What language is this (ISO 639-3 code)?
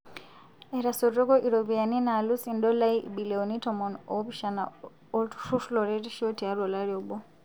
mas